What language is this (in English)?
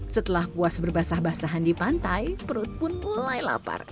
Indonesian